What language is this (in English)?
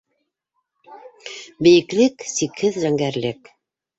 Bashkir